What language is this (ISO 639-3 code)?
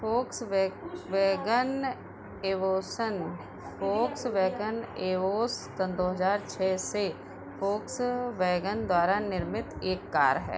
hin